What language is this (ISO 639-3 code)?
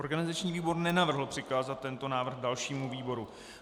ces